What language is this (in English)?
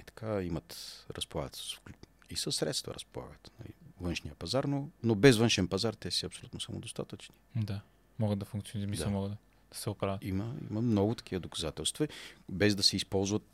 Bulgarian